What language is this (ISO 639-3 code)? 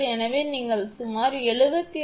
tam